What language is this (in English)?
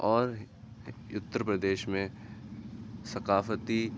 Urdu